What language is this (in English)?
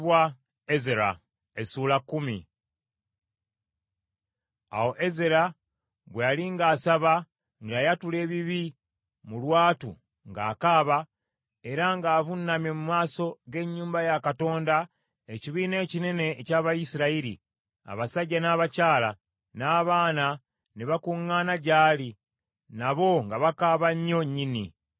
Ganda